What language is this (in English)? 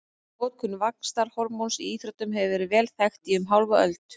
Icelandic